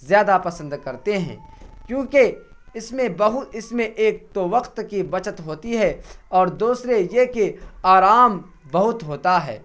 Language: Urdu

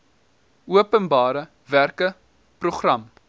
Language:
Afrikaans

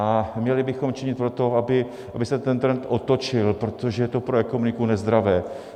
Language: Czech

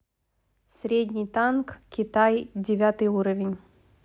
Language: Russian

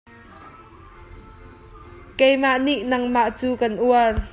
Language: Hakha Chin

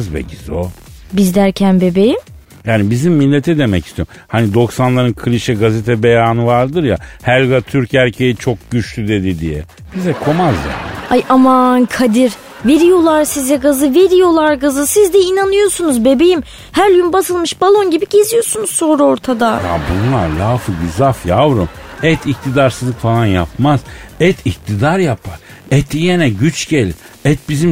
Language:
Turkish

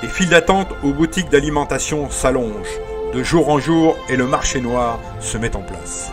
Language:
French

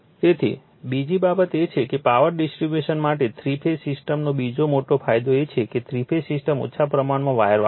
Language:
Gujarati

